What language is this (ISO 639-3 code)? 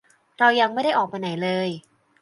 tha